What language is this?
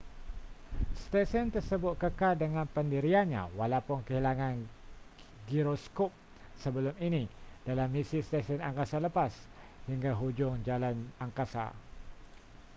Malay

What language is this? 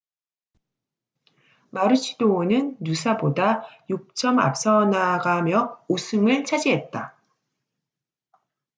Korean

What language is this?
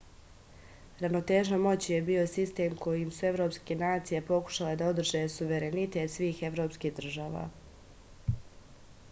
Serbian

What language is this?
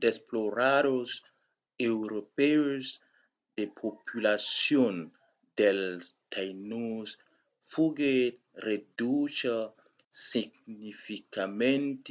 Occitan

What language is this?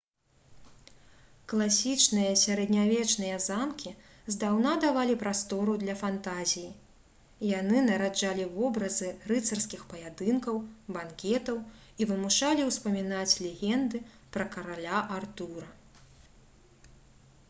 Belarusian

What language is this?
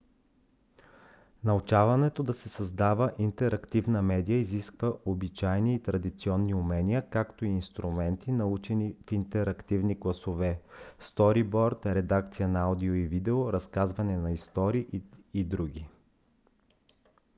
Bulgarian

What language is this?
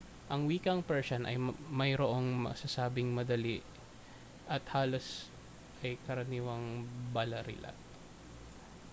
Filipino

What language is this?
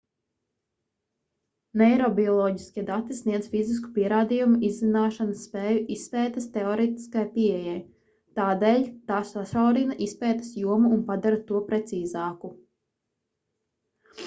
Latvian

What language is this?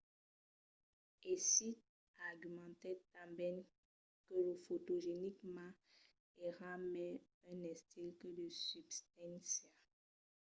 Occitan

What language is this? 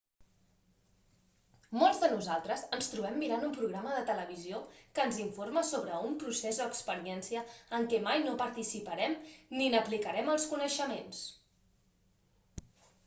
Catalan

